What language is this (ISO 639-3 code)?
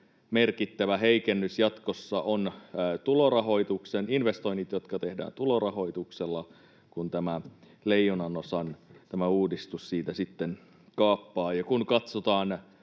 fin